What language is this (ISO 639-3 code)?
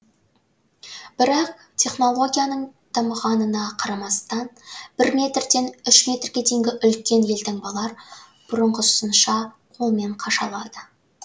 kaz